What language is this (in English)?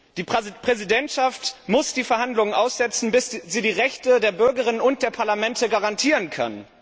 German